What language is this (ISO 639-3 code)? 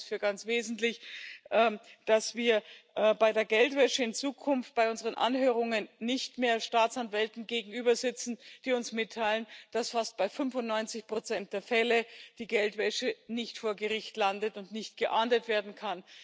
deu